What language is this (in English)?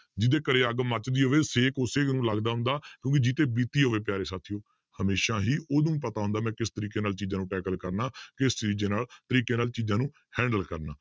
Punjabi